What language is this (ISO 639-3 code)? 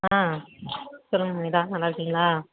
tam